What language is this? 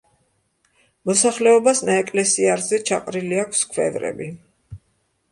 Georgian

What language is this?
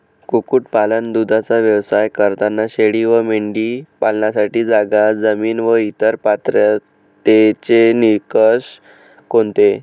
Marathi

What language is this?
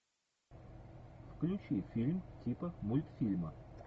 Russian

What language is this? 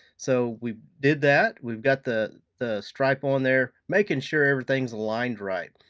English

